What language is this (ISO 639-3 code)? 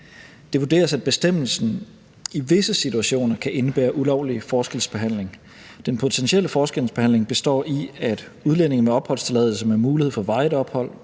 dan